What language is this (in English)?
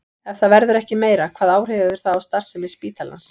Icelandic